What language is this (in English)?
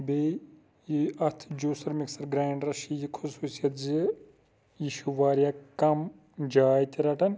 Kashmiri